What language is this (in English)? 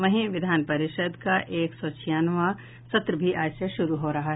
Hindi